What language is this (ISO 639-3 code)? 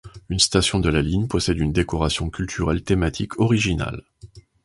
fra